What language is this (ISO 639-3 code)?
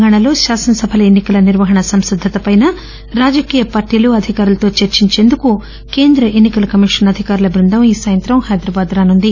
tel